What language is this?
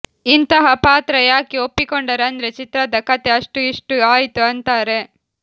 Kannada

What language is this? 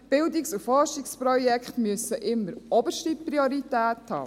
Swiss German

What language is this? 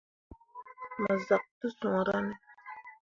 Mundang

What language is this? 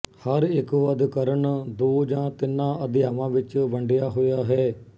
Punjabi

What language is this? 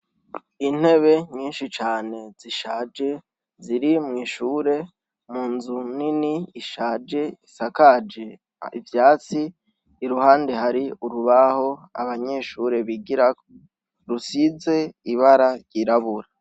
Rundi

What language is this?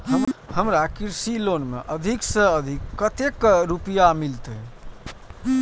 Maithili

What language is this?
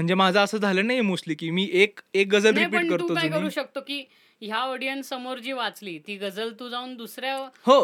Marathi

